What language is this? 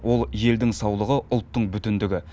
Kazakh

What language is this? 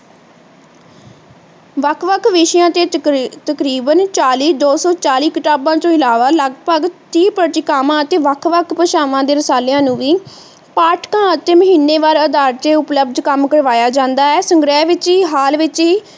Punjabi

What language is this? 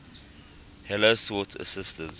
English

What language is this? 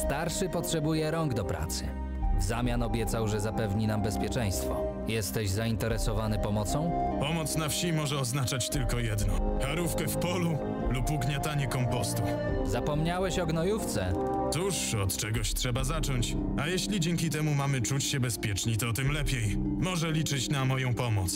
Polish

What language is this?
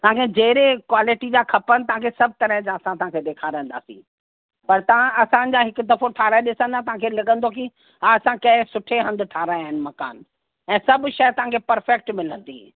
Sindhi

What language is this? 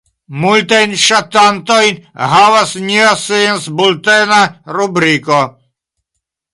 Esperanto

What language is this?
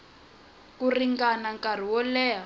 Tsonga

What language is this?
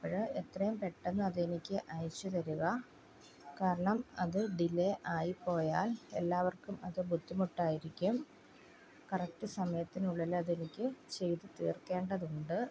Malayalam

